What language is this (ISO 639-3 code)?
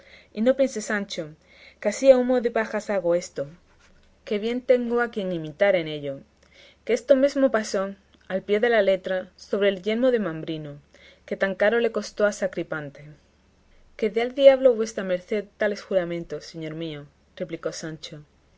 spa